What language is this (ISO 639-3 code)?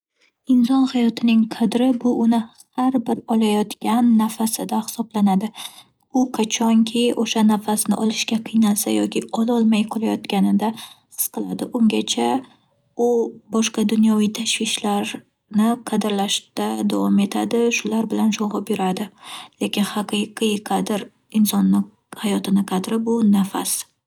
uzb